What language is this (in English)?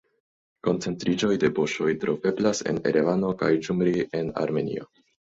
Esperanto